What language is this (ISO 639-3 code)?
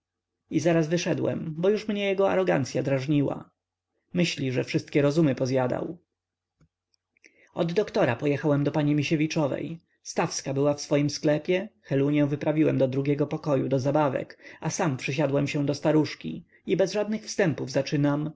pol